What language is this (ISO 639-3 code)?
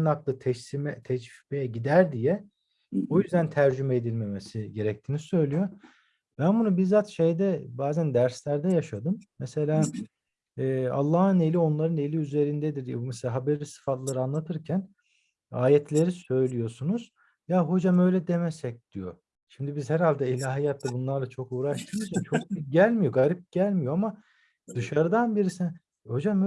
tur